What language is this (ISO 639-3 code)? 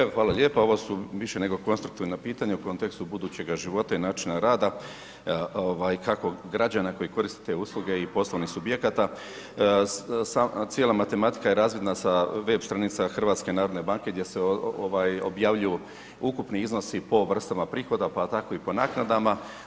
hrv